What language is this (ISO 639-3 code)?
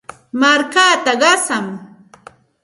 qxt